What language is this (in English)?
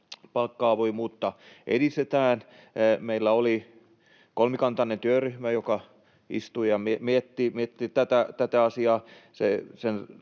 Finnish